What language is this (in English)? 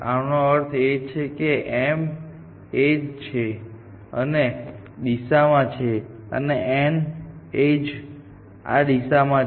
Gujarati